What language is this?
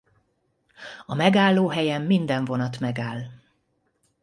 Hungarian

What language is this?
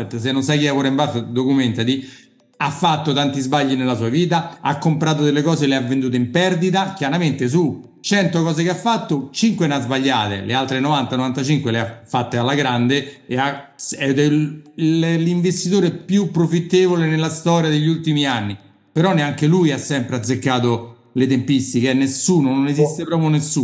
Italian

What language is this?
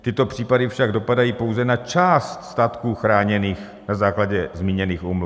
Czech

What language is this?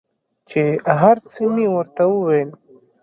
Pashto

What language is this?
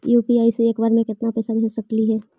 Magahi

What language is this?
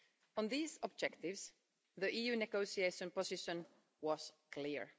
English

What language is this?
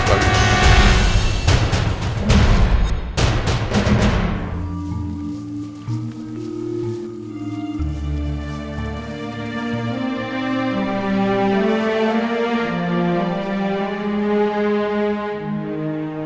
Indonesian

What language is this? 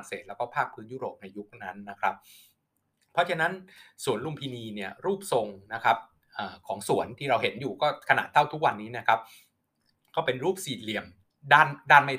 Thai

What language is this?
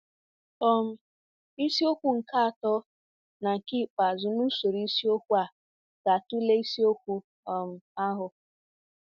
Igbo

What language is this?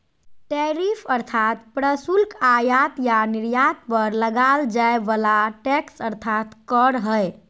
Magahi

